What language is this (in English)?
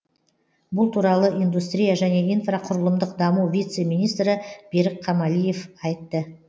Kazakh